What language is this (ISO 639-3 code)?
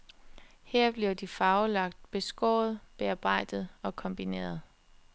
dan